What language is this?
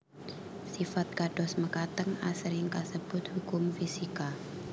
Javanese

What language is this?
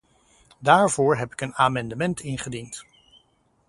Dutch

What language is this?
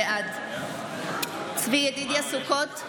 Hebrew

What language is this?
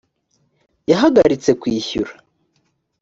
Kinyarwanda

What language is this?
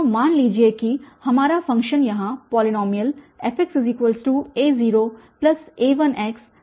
Hindi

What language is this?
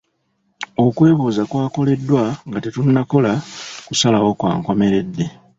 Ganda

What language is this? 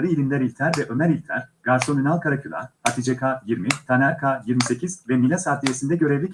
Turkish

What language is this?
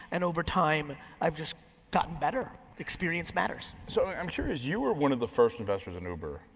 English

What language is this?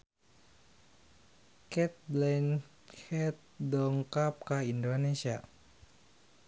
Sundanese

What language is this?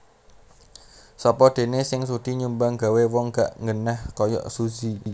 Javanese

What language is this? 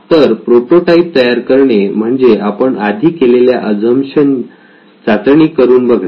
Marathi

